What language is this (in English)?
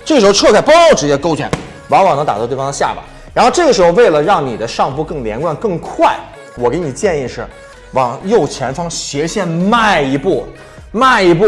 Chinese